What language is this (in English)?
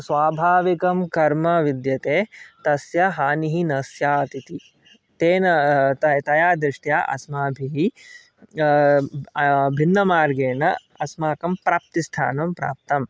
Sanskrit